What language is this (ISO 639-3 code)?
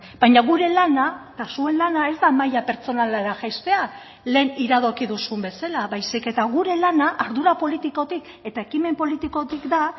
eus